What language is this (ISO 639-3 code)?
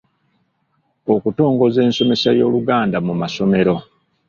lug